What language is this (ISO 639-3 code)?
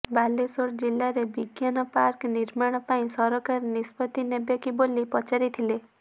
ori